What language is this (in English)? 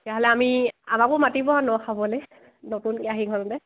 Assamese